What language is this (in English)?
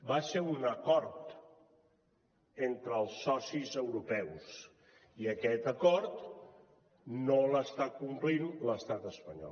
Catalan